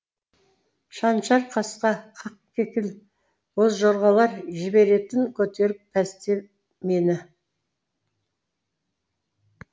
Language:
Kazakh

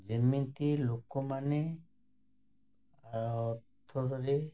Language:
Odia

